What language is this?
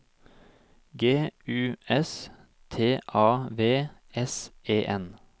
Norwegian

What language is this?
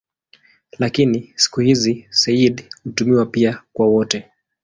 Swahili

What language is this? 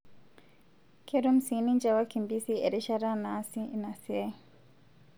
Masai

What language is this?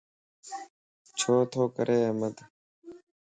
Lasi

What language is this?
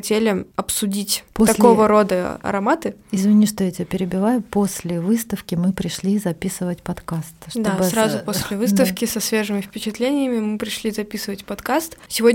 Russian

